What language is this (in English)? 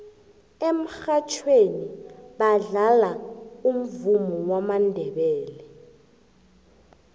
South Ndebele